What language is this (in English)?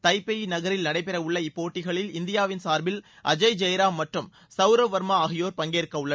Tamil